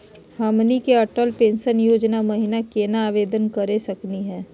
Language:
Magahi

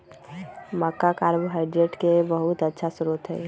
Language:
Magahi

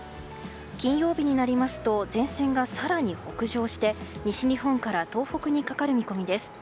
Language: Japanese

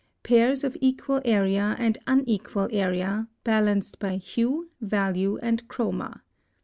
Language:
English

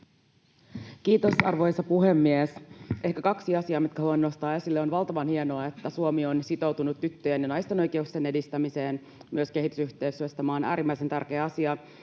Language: Finnish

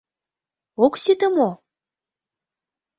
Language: Mari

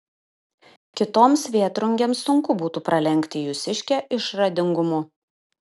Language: Lithuanian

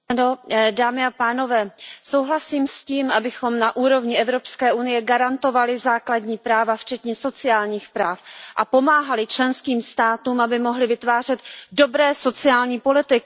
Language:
Czech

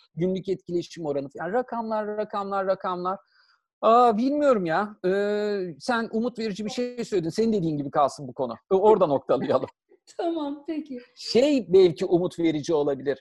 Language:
Turkish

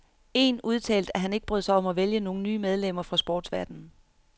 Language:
Danish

